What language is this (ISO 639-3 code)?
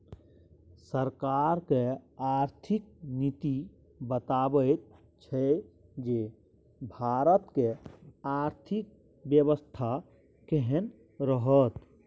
mai